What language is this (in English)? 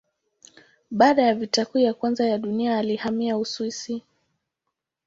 Swahili